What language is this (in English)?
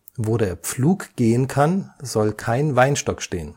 German